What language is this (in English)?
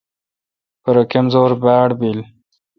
Kalkoti